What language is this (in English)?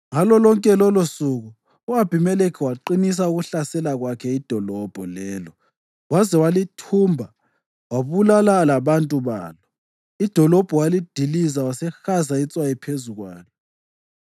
North Ndebele